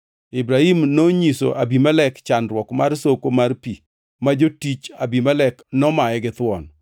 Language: Luo (Kenya and Tanzania)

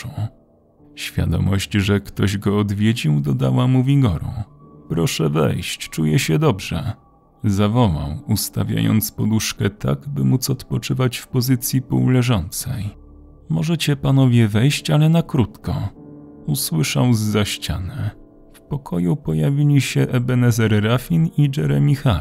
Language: Polish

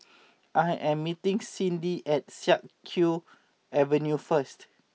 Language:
English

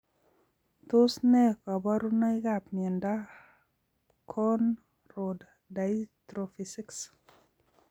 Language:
Kalenjin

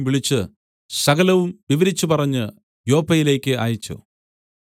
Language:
Malayalam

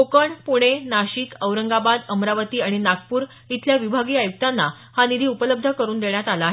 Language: Marathi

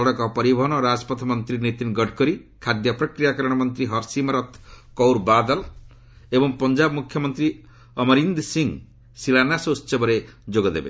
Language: Odia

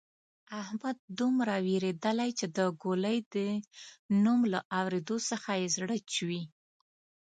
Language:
Pashto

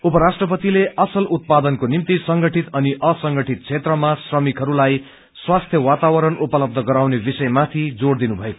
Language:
Nepali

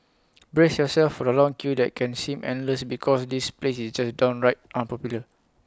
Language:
English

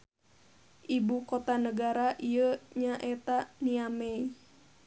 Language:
Sundanese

